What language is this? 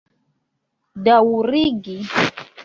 Esperanto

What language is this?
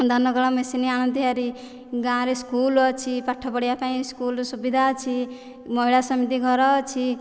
Odia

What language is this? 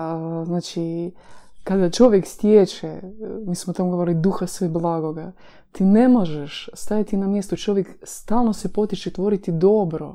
Croatian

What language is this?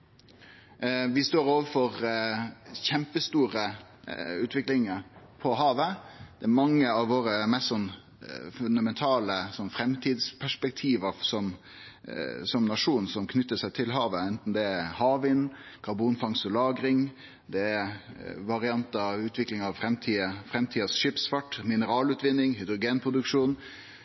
Norwegian Nynorsk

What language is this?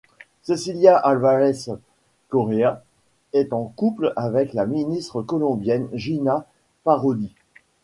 French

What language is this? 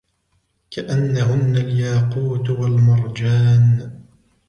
Arabic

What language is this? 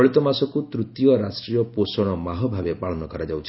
Odia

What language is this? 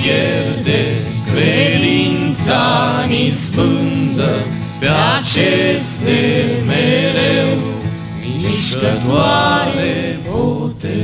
Romanian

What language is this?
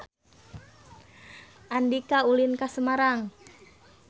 Sundanese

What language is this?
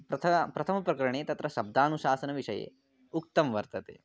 Sanskrit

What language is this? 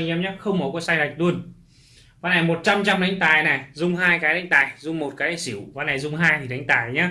Vietnamese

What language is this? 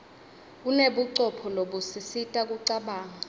Swati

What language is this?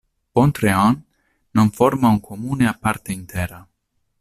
Italian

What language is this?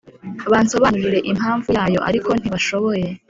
Kinyarwanda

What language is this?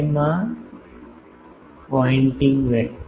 Gujarati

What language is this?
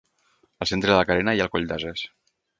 Catalan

